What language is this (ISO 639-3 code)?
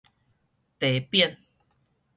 nan